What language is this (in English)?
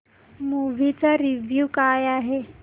Marathi